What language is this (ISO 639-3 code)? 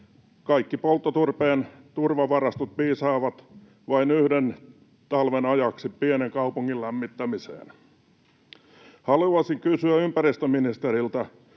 fin